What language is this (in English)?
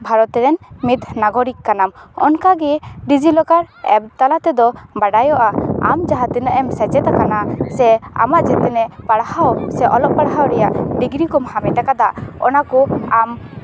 Santali